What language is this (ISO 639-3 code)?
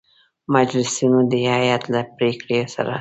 pus